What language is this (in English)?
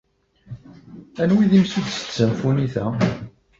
Kabyle